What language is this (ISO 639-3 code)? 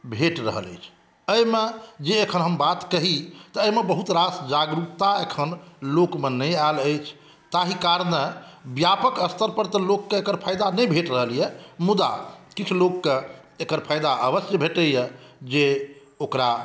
mai